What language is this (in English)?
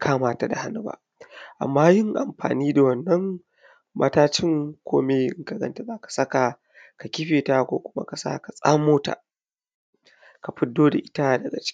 Hausa